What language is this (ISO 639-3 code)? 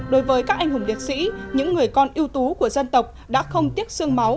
vie